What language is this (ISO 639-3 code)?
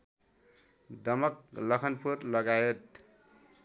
nep